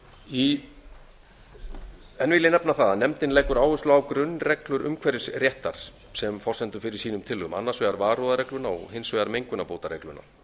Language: Icelandic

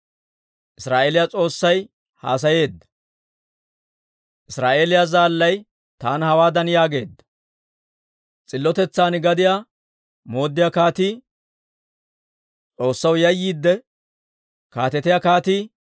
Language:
Dawro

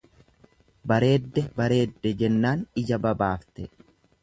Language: Oromo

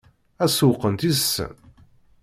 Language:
Kabyle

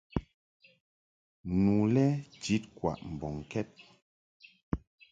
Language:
Mungaka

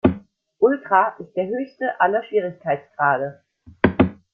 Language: German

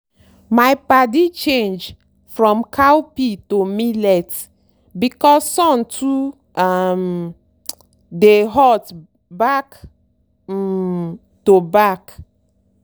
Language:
Nigerian Pidgin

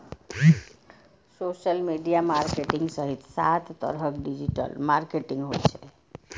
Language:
Maithili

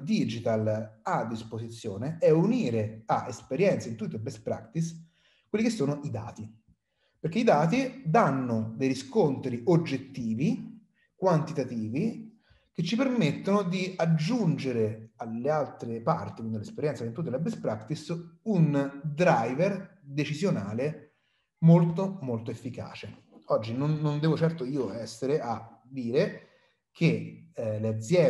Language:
Italian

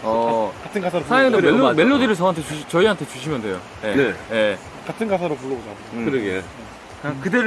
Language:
Korean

